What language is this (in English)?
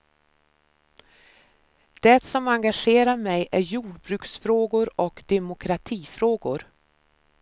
Swedish